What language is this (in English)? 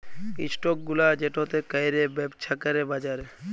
Bangla